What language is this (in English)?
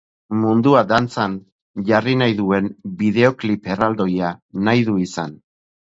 Basque